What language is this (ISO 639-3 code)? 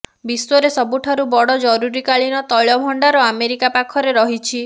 ori